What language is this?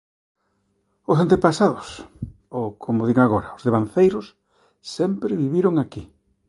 Galician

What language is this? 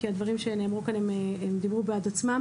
Hebrew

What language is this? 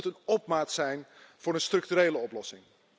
Dutch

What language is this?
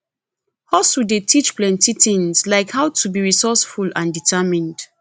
Nigerian Pidgin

